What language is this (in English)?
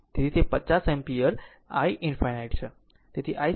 Gujarati